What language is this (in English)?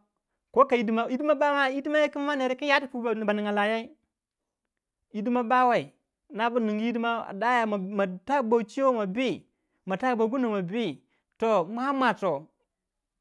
Waja